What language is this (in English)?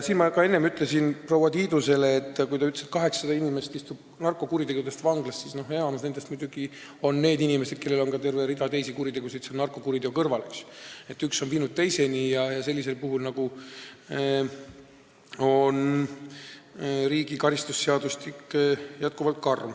Estonian